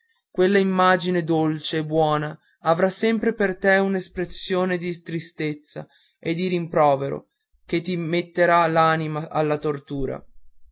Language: Italian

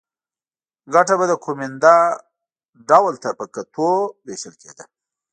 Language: Pashto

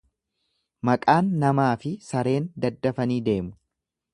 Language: Oromo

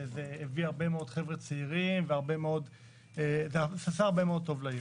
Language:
Hebrew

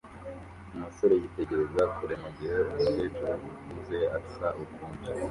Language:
Kinyarwanda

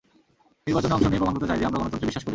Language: Bangla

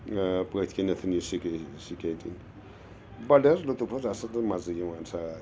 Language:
Kashmiri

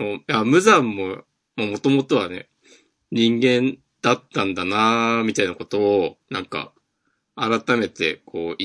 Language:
Japanese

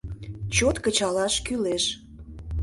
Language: Mari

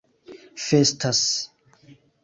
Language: Esperanto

